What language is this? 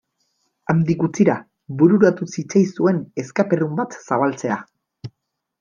Basque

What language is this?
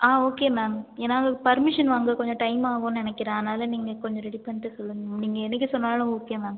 Tamil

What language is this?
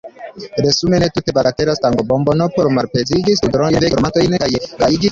Esperanto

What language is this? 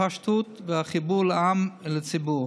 Hebrew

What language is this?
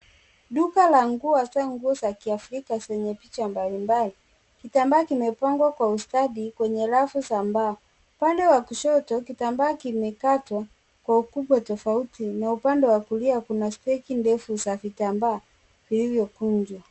Swahili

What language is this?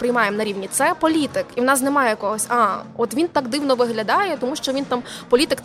Ukrainian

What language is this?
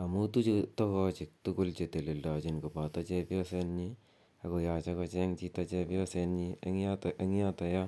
Kalenjin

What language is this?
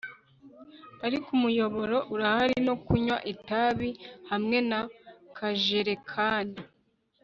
Kinyarwanda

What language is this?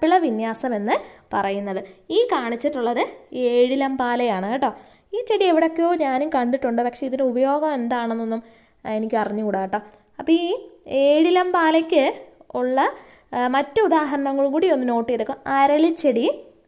Malayalam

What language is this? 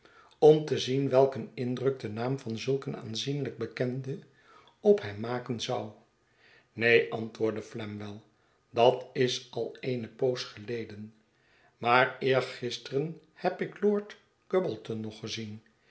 Dutch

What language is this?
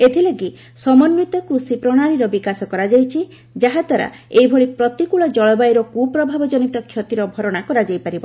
Odia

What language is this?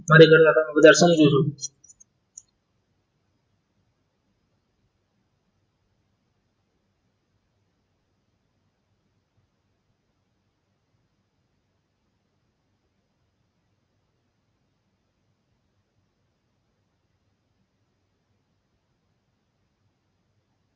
Gujarati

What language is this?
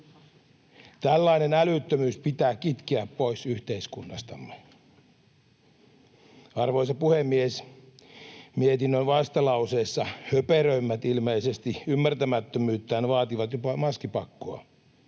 Finnish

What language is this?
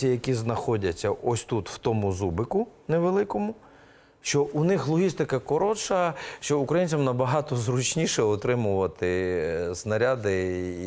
Ukrainian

